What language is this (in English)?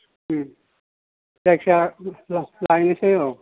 Bodo